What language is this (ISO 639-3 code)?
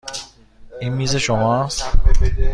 fas